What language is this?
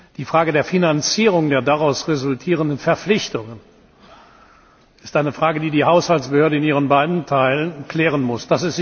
German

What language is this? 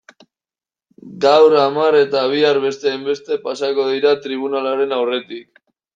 Basque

